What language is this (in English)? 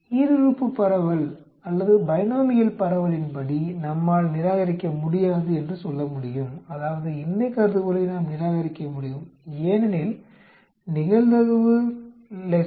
Tamil